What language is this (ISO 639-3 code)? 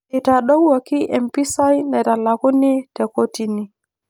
mas